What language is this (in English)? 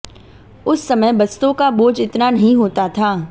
Hindi